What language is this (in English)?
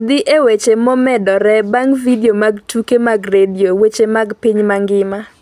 Luo (Kenya and Tanzania)